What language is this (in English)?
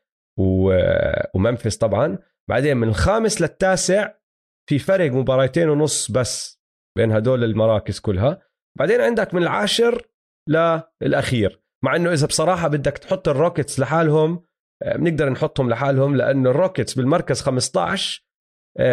Arabic